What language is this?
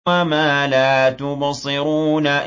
Arabic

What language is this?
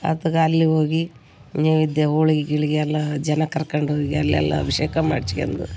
Kannada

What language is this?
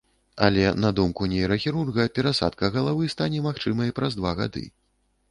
Belarusian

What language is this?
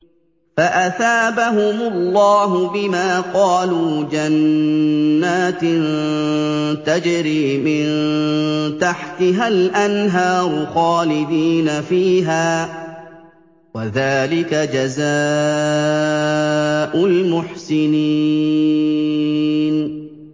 Arabic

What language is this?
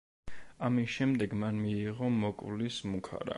Georgian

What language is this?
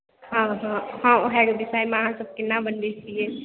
Maithili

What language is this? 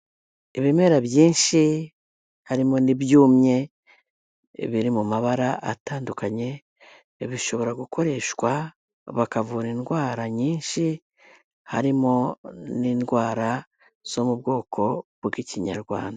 Kinyarwanda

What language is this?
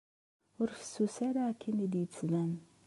Kabyle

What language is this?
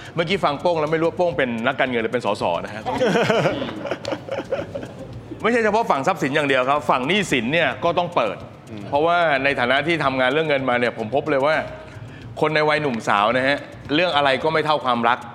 Thai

